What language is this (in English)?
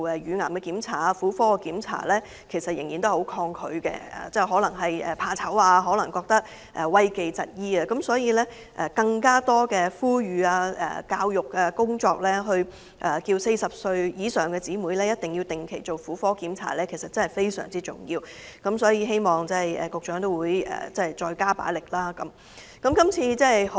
Cantonese